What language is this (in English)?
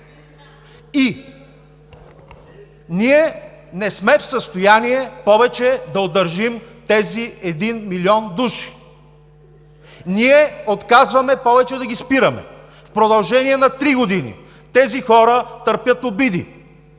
Bulgarian